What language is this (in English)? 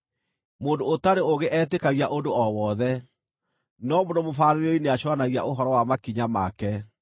Kikuyu